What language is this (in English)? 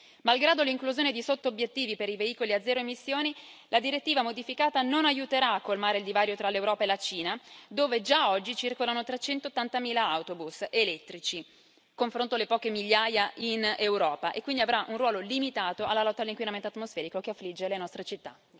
Italian